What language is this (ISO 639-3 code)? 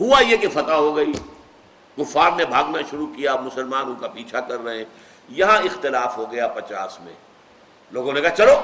urd